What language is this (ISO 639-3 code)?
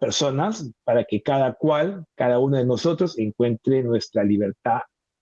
spa